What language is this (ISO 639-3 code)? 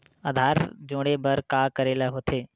hne